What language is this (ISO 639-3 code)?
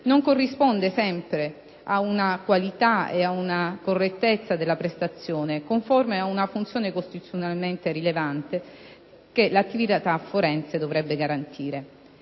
ita